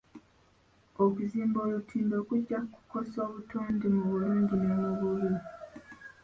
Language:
Ganda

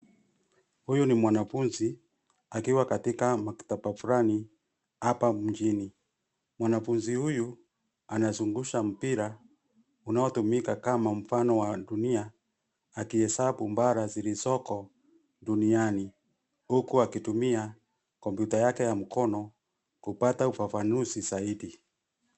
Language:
Swahili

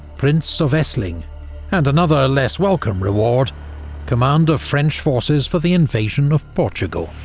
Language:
English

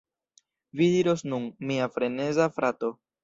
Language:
Esperanto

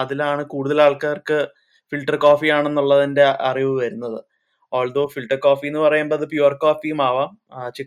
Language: Malayalam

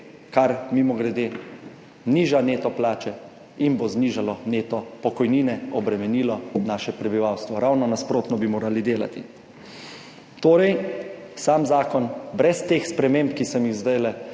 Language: Slovenian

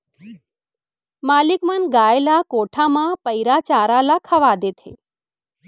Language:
Chhattisgarhi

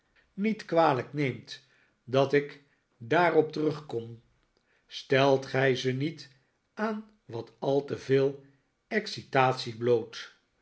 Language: Dutch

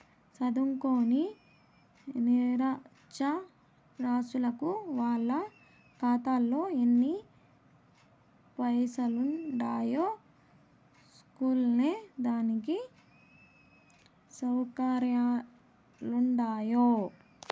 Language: Telugu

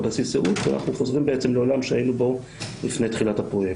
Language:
Hebrew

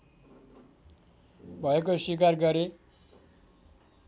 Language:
Nepali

